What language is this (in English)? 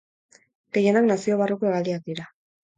Basque